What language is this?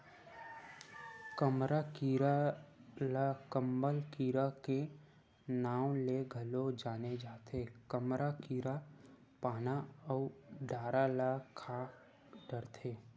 Chhattisgarhi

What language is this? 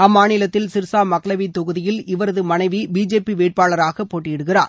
Tamil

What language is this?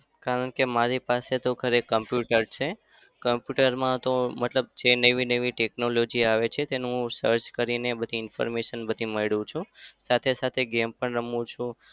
Gujarati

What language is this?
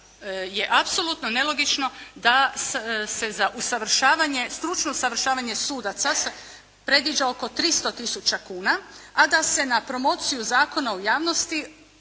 Croatian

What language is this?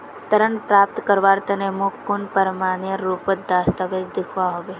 Magahi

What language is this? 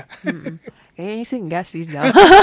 Indonesian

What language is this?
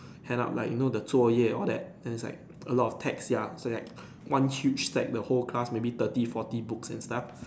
English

